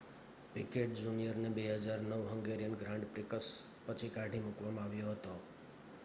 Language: Gujarati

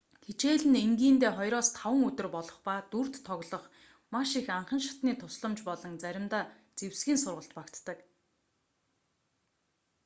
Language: Mongolian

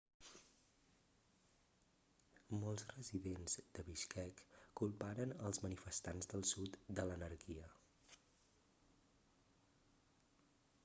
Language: Catalan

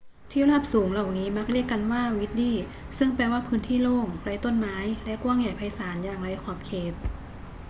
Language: Thai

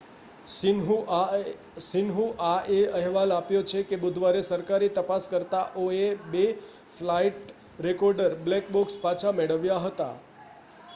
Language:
Gujarati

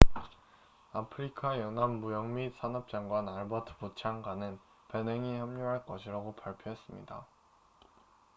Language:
Korean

